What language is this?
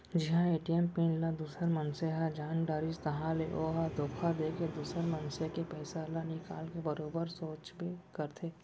Chhattisgarhi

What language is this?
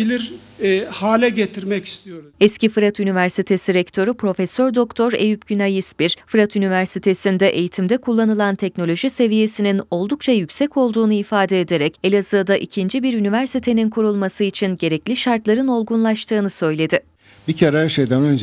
Turkish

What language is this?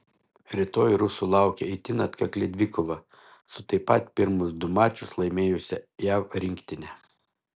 Lithuanian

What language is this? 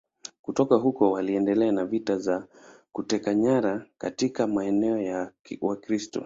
Swahili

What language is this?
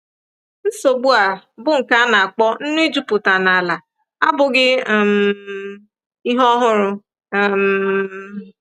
Igbo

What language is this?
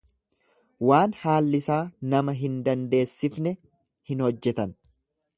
Oromo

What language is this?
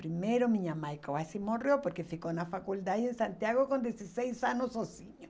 Portuguese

